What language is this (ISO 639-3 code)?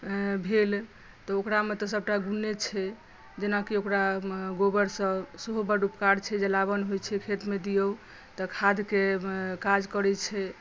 mai